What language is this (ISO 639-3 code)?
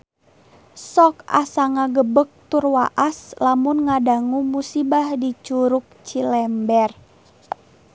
sun